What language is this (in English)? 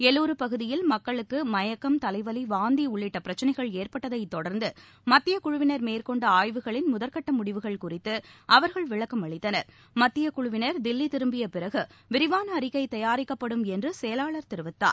Tamil